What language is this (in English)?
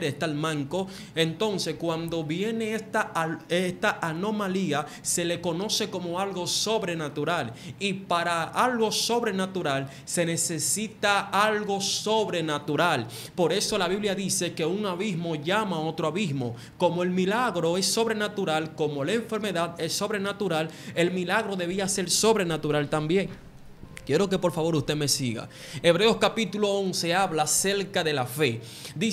Spanish